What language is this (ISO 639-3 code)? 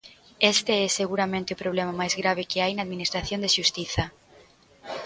glg